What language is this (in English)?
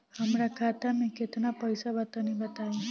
Bhojpuri